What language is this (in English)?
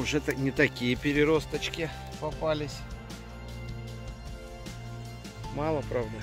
Russian